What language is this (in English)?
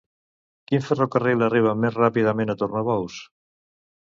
Catalan